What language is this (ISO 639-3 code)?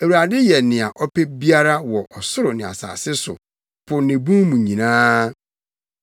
aka